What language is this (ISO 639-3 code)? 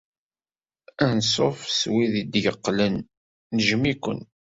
kab